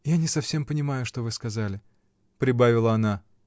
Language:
Russian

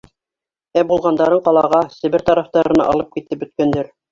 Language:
Bashkir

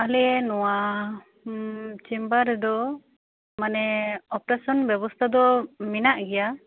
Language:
Santali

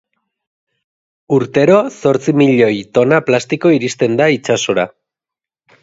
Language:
Basque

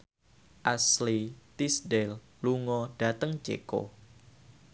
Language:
Javanese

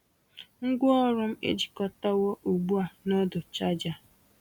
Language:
Igbo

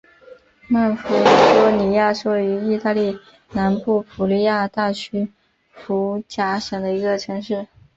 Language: Chinese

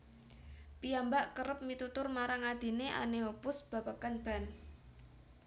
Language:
Javanese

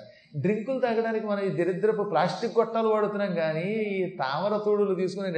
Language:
Telugu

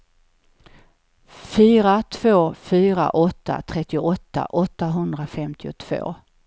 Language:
Swedish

